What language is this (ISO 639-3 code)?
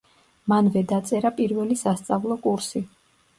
kat